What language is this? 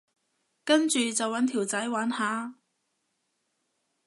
Cantonese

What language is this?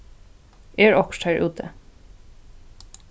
Faroese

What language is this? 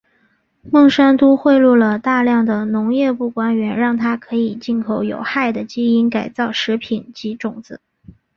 Chinese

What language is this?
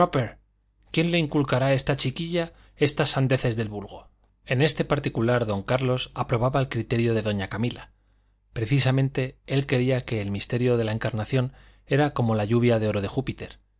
Spanish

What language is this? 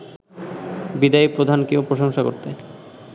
Bangla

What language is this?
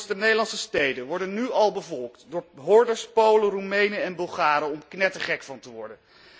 Dutch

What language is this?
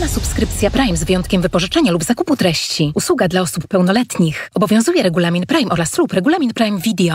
Polish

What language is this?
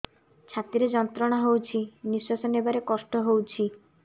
Odia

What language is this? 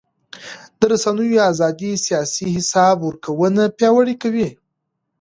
Pashto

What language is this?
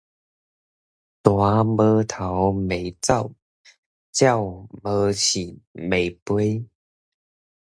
Min Nan Chinese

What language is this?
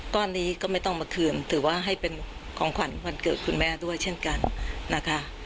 Thai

